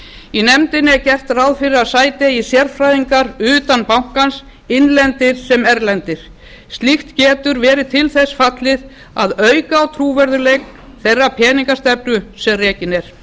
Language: Icelandic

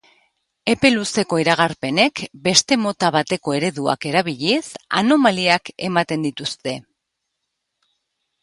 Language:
Basque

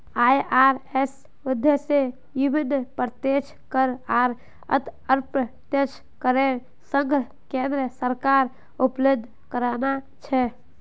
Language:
Magahi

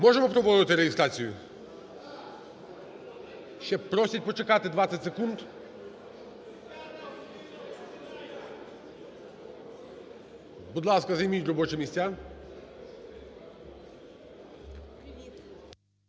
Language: Ukrainian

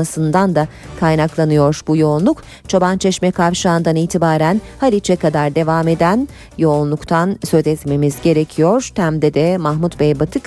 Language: Turkish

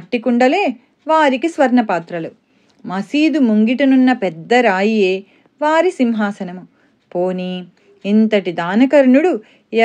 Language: Telugu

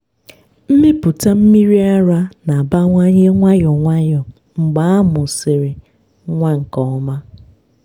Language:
Igbo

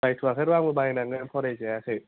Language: Bodo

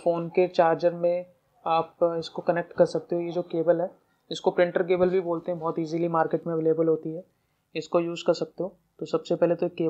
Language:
Hindi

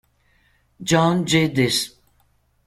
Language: Italian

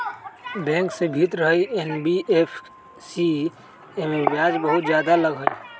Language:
Magahi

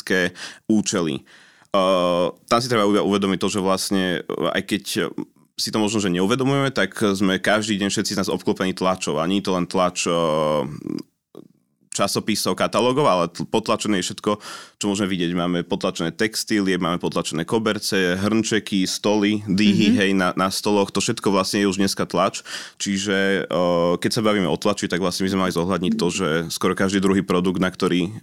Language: Slovak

